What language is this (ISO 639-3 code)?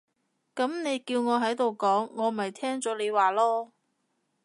yue